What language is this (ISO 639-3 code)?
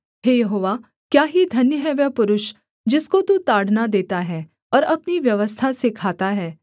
hin